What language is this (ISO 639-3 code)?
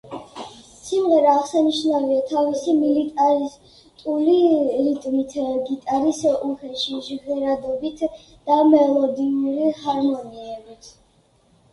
kat